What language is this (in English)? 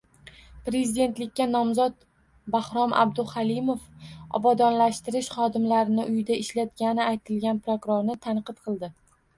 Uzbek